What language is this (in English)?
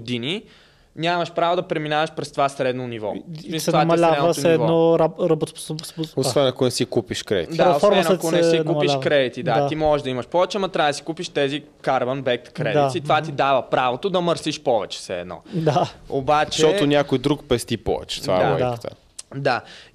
Bulgarian